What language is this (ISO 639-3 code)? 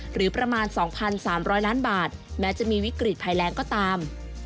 tha